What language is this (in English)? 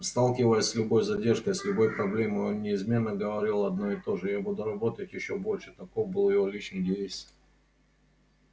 Russian